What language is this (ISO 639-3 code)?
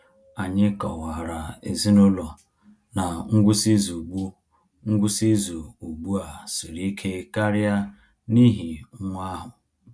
ibo